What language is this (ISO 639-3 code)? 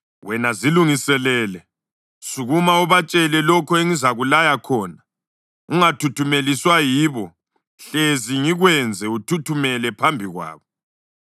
nde